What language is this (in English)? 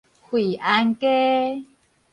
Min Nan Chinese